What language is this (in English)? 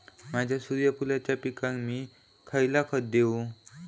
Marathi